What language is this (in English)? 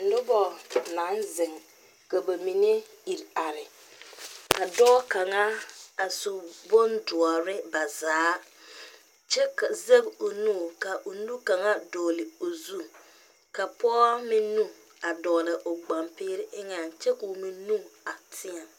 Southern Dagaare